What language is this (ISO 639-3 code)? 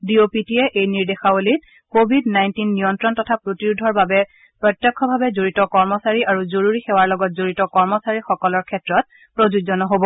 asm